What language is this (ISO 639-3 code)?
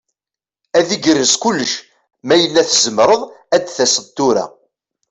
kab